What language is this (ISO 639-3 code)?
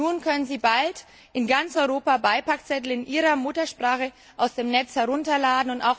deu